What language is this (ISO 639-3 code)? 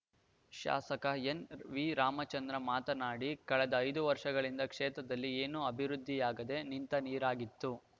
kan